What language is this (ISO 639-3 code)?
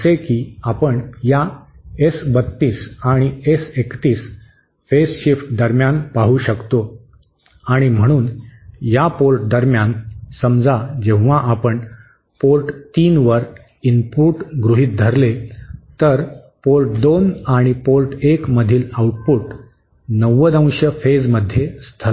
mar